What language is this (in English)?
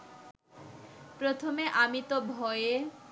Bangla